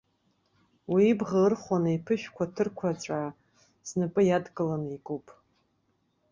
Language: Abkhazian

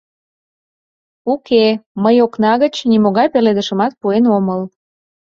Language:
Mari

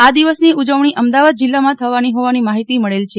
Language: Gujarati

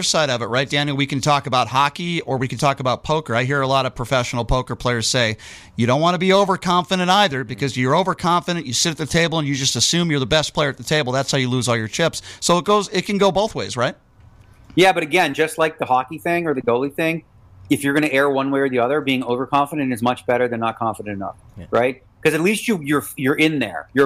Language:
English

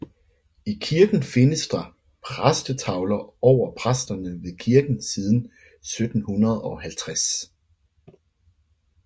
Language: Danish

